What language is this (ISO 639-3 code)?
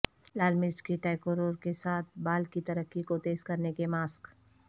urd